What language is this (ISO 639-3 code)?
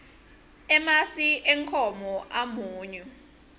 ssw